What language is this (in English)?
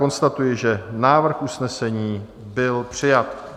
Czech